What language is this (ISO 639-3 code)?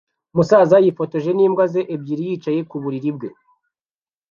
kin